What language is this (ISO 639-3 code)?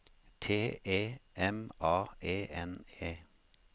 nor